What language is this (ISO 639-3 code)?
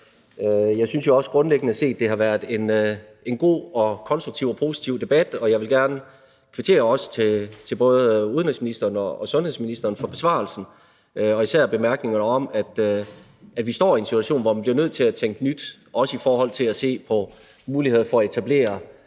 dan